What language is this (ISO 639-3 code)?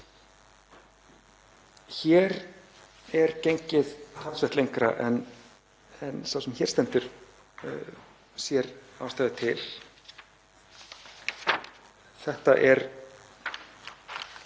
isl